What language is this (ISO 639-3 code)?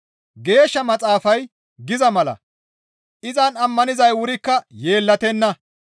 gmv